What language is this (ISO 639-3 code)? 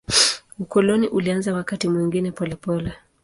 swa